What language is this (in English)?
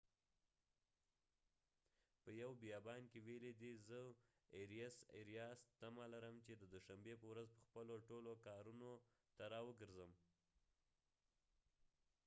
Pashto